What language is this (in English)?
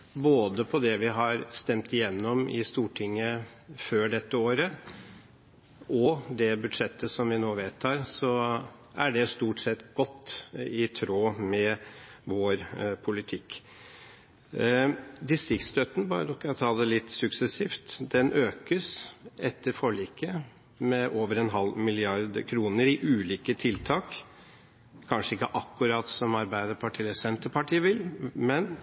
Norwegian Bokmål